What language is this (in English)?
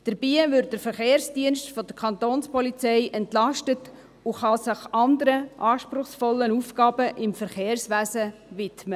Swiss German